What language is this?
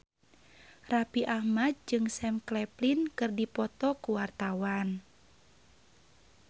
Sundanese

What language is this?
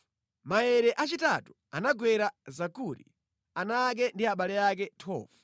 Nyanja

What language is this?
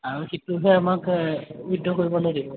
Assamese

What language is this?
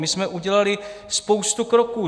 Czech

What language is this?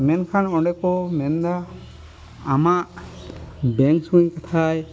Santali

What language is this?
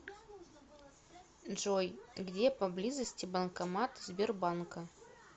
Russian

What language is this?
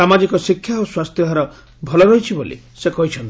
Odia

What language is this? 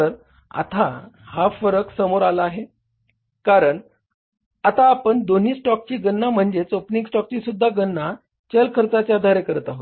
Marathi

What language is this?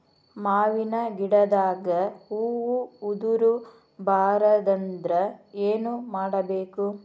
Kannada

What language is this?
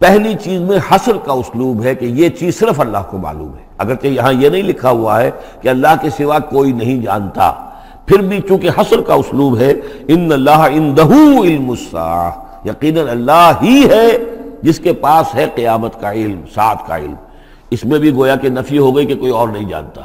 Urdu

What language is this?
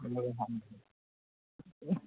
Manipuri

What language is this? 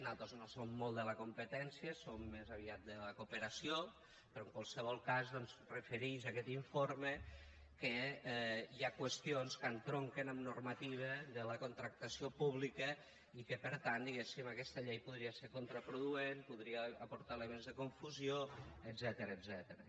Catalan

